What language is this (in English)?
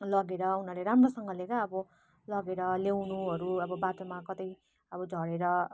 Nepali